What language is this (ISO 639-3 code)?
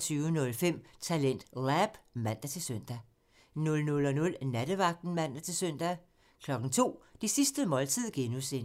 dan